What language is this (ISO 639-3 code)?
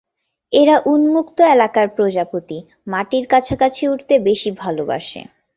ben